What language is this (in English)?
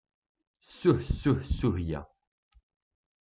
Kabyle